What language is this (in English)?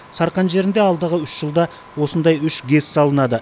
Kazakh